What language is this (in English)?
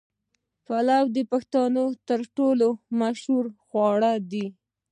Pashto